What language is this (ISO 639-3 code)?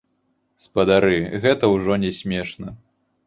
bel